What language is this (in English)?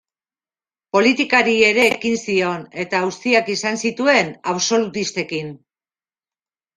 Basque